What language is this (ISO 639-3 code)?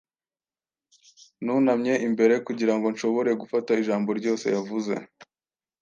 kin